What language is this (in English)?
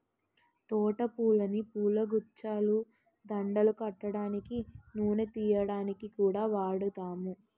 Telugu